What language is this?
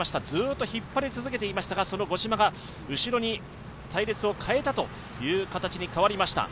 Japanese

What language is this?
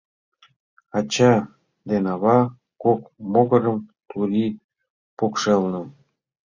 Mari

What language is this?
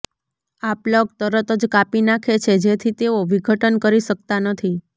Gujarati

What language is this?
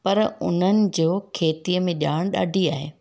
Sindhi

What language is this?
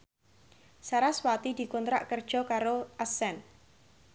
Javanese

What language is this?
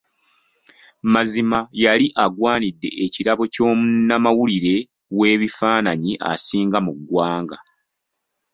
Ganda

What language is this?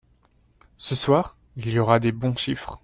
French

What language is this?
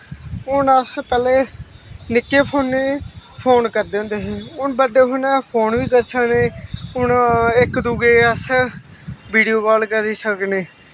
Dogri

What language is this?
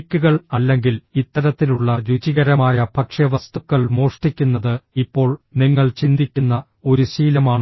Malayalam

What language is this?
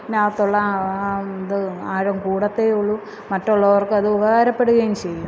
Malayalam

